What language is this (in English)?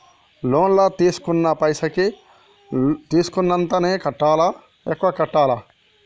Telugu